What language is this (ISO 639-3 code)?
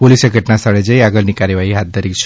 guj